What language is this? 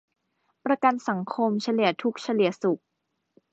Thai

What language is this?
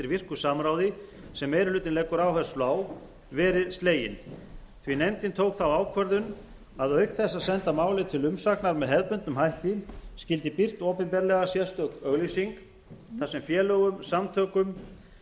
Icelandic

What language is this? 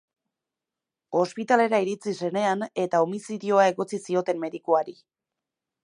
Basque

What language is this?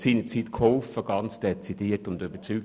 Swiss German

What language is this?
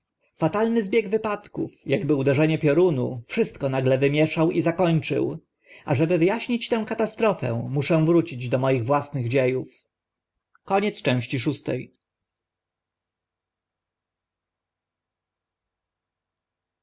Polish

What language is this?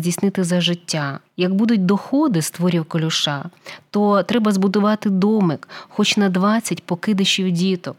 Ukrainian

